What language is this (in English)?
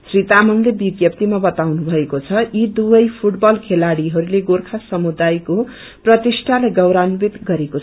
Nepali